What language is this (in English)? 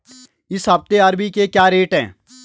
Hindi